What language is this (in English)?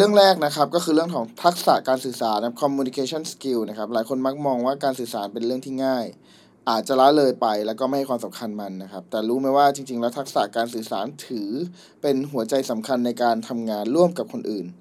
Thai